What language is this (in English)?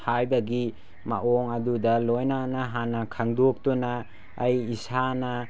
Manipuri